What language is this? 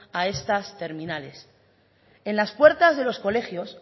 Spanish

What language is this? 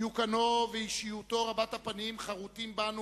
Hebrew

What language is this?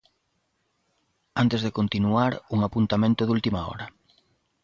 Galician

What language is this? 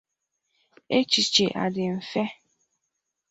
Igbo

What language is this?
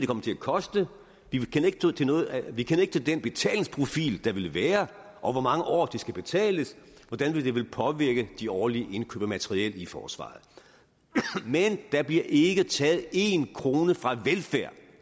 Danish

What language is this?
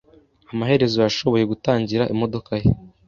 Kinyarwanda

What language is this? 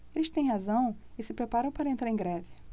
Portuguese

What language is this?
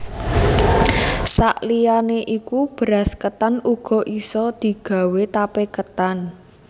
Javanese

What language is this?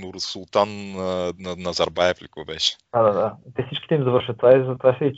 Bulgarian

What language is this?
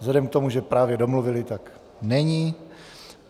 Czech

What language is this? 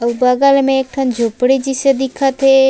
Chhattisgarhi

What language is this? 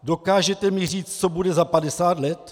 Czech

